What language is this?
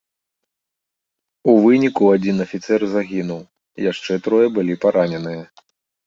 Belarusian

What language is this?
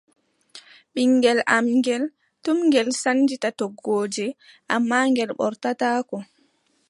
Adamawa Fulfulde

